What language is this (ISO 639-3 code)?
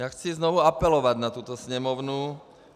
ces